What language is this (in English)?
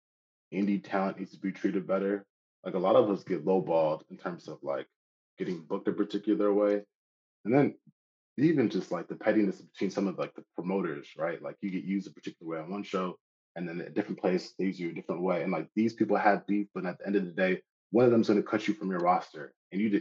English